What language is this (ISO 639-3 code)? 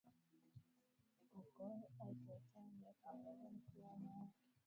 swa